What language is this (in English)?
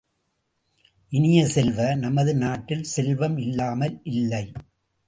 Tamil